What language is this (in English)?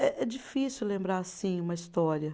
Portuguese